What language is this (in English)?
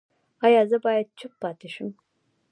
Pashto